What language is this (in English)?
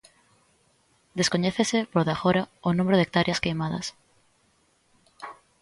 Galician